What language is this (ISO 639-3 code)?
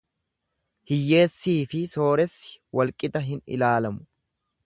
orm